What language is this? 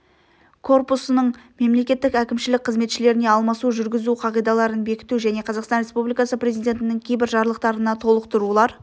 Kazakh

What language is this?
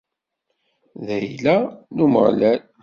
Kabyle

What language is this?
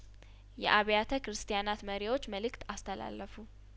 Amharic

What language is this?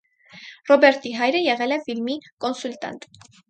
Armenian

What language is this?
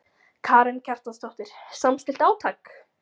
Icelandic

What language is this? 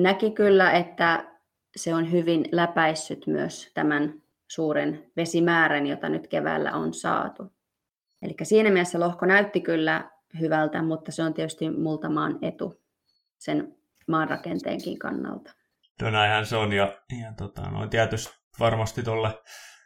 Finnish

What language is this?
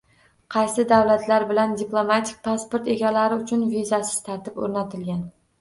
Uzbek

